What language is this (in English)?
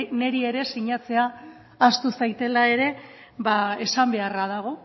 Basque